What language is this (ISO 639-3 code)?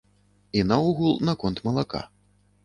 bel